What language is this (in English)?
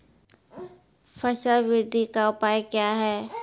Maithili